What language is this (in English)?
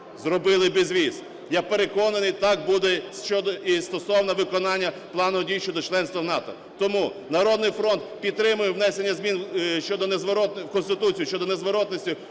Ukrainian